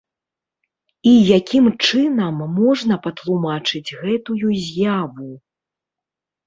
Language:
Belarusian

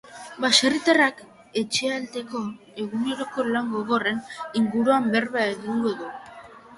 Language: Basque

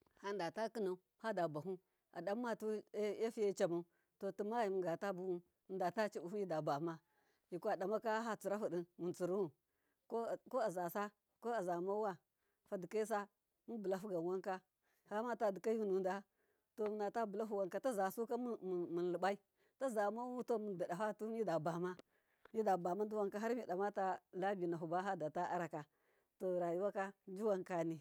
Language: Miya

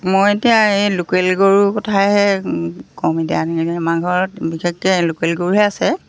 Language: Assamese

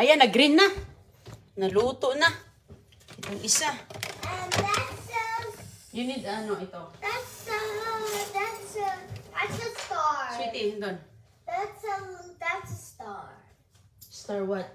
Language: Filipino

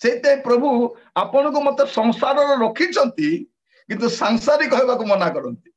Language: Indonesian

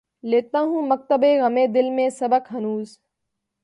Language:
Urdu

